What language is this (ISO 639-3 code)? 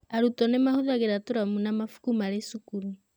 kik